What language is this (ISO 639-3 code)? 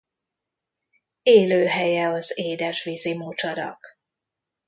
hun